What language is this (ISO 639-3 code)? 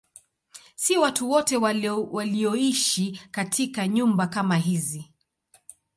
swa